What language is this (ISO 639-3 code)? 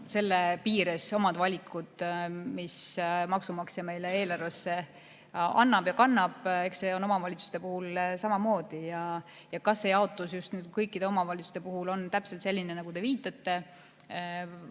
est